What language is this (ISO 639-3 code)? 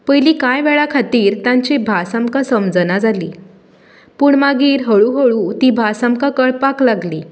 kok